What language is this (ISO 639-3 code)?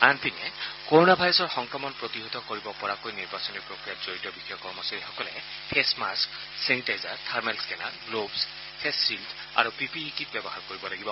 asm